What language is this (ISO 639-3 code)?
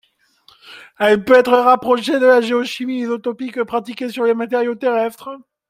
fra